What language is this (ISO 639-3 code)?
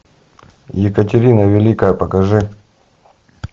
rus